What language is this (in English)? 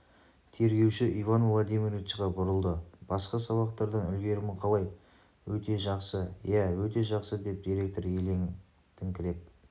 Kazakh